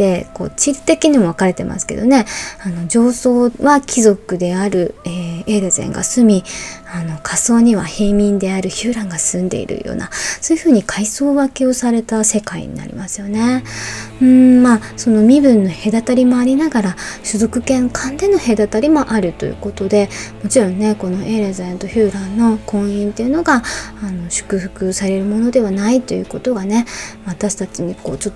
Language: Japanese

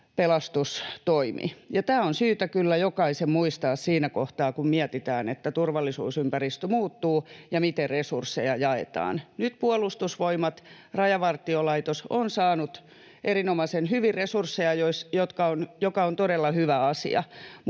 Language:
Finnish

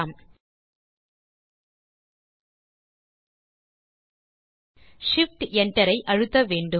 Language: Tamil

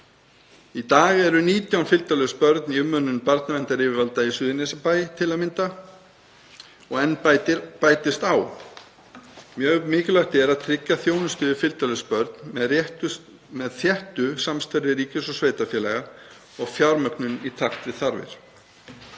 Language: Icelandic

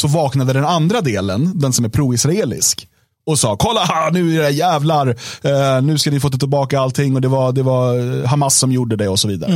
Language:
Swedish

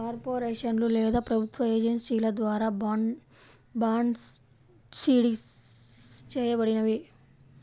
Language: Telugu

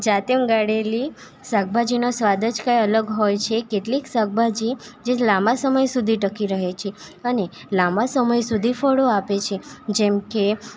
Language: Gujarati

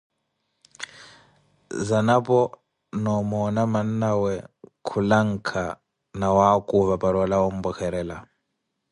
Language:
Koti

